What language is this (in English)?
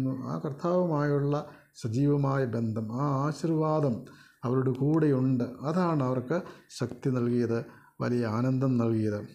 Malayalam